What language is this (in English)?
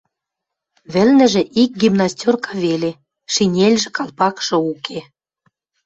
Western Mari